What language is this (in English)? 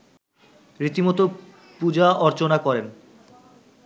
Bangla